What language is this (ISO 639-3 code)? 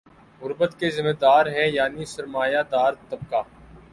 urd